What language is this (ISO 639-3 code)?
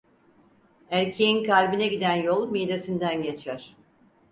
tur